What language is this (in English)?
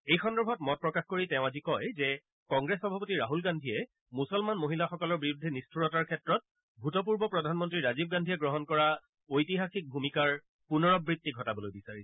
Assamese